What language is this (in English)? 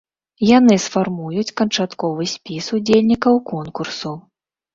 Belarusian